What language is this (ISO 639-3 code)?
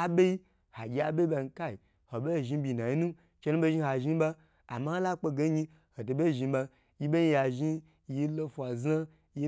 gbr